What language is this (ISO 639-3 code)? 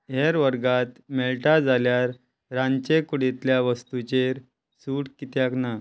kok